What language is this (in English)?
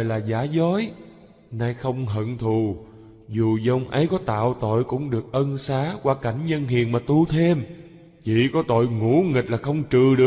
Vietnamese